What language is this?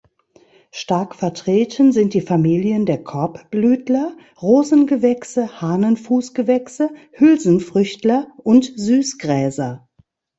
German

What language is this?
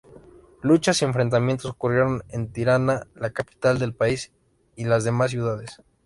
Spanish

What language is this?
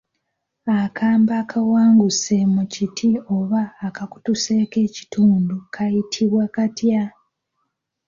Ganda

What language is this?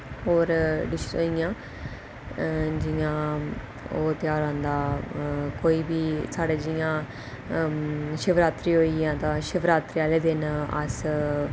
Dogri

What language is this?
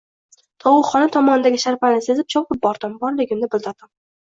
Uzbek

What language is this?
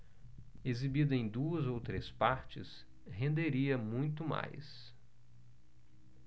Portuguese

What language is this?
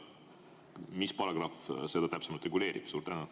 Estonian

